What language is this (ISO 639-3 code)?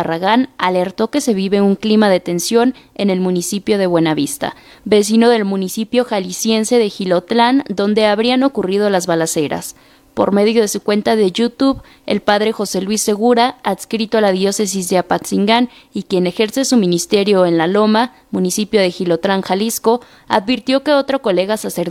spa